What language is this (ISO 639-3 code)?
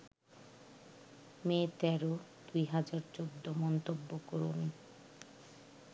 ben